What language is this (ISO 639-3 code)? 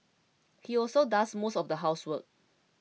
eng